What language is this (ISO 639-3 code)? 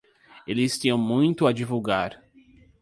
por